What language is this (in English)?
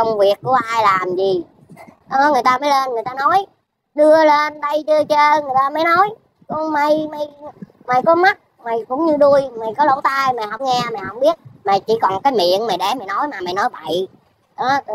Vietnamese